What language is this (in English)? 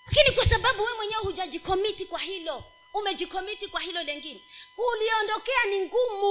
Swahili